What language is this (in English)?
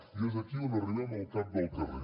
Catalan